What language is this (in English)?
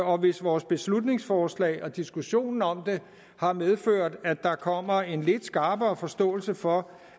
Danish